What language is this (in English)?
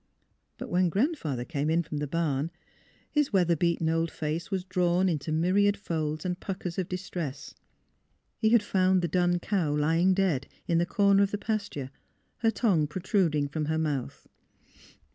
English